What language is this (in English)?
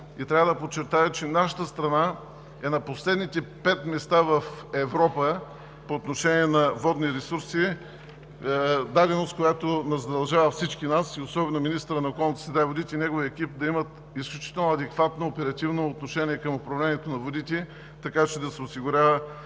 Bulgarian